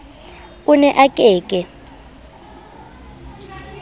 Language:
Southern Sotho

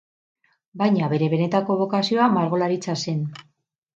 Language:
Basque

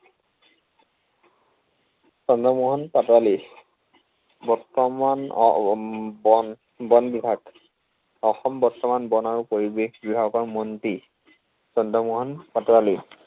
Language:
Assamese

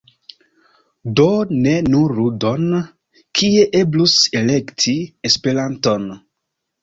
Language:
Esperanto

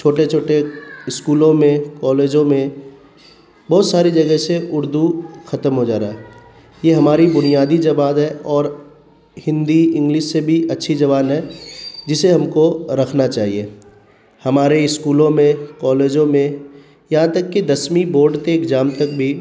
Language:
Urdu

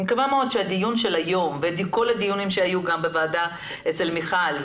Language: Hebrew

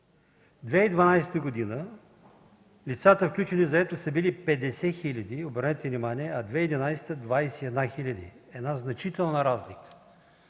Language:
Bulgarian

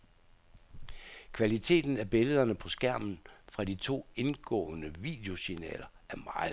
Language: Danish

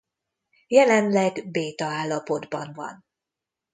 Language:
Hungarian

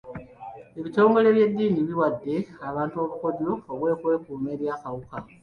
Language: Ganda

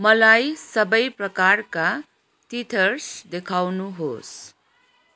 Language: Nepali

